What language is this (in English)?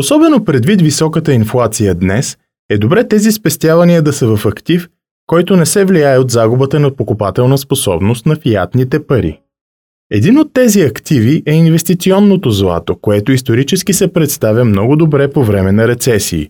Bulgarian